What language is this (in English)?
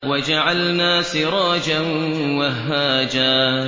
Arabic